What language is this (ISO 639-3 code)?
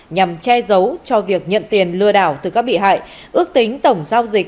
vie